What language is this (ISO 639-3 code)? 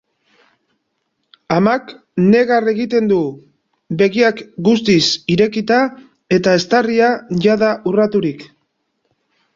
eus